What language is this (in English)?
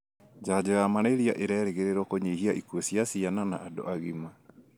Kikuyu